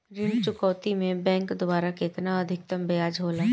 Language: Bhojpuri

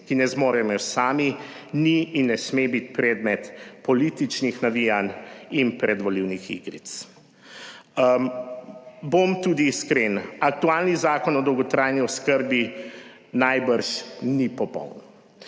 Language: Slovenian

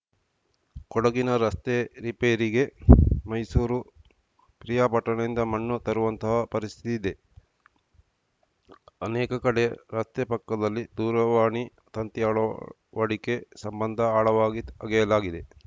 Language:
Kannada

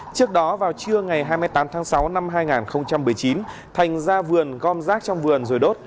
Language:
Vietnamese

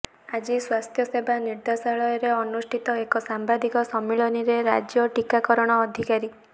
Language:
Odia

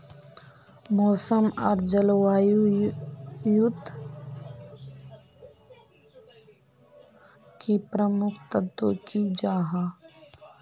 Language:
Magahi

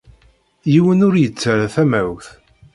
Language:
Kabyle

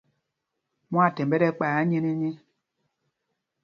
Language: Mpumpong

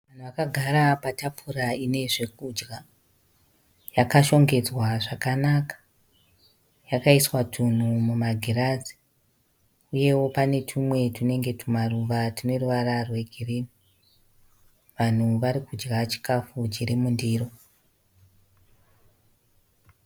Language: Shona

